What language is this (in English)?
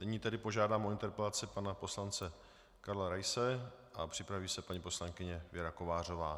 Czech